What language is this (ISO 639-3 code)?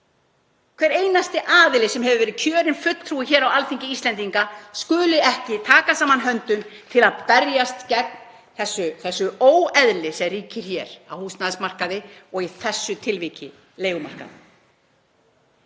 isl